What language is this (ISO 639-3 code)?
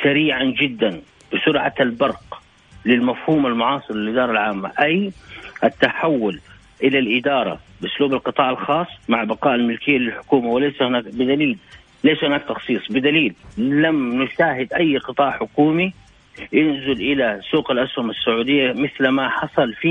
ara